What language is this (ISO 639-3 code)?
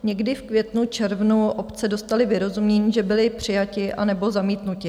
ces